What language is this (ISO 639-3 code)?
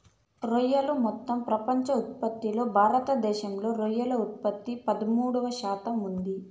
tel